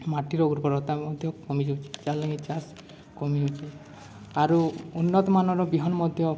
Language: Odia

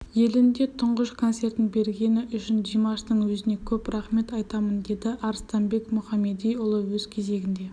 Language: Kazakh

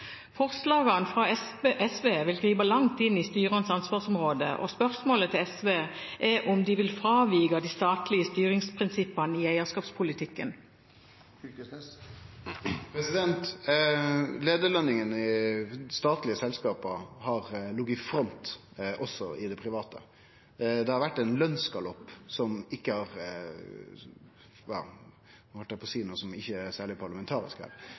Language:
Norwegian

